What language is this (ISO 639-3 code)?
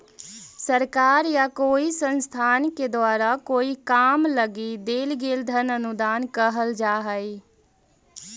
mag